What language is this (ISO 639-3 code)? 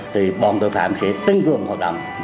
vie